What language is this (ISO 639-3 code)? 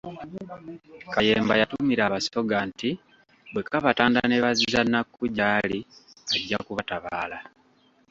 lug